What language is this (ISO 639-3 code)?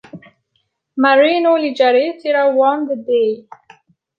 eng